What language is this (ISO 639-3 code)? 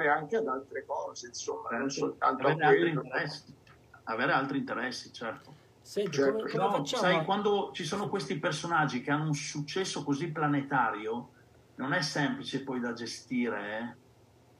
ita